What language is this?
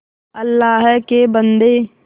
Hindi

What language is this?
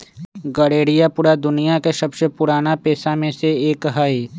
Magahi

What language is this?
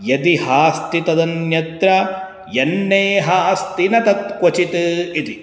Sanskrit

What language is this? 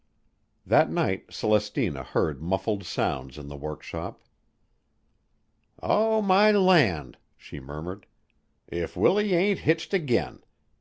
English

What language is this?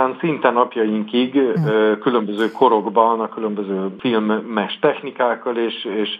Hungarian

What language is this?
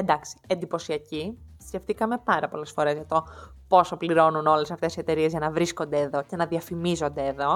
Greek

